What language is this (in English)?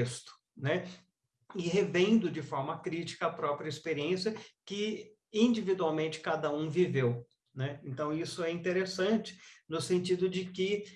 Portuguese